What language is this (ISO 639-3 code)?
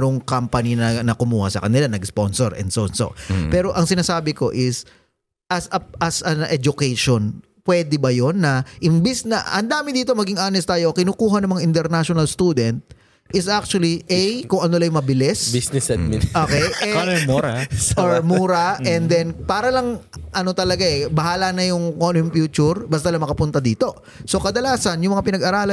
fil